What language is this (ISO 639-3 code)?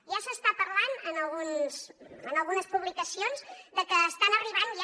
cat